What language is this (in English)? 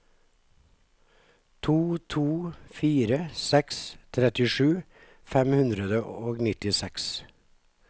Norwegian